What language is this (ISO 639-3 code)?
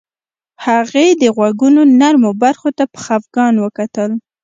pus